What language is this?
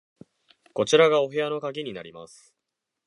Japanese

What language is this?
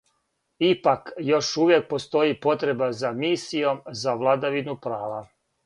Serbian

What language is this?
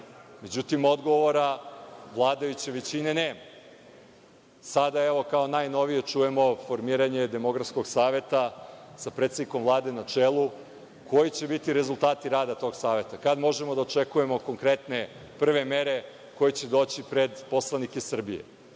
Serbian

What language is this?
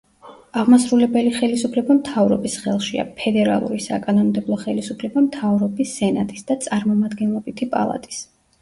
Georgian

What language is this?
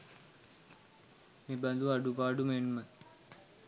Sinhala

